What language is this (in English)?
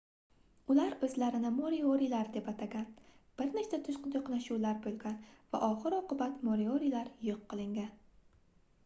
Uzbek